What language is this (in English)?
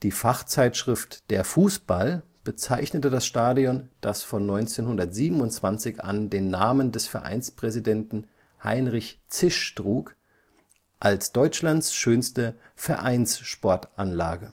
German